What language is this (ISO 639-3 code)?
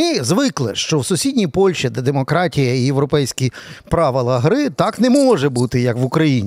ukr